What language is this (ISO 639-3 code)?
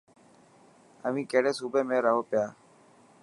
mki